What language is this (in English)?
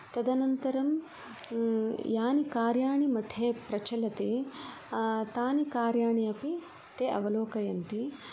Sanskrit